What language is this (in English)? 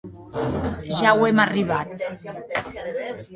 Occitan